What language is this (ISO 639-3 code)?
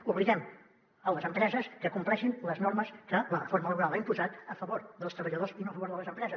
cat